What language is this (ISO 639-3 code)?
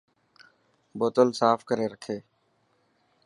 mki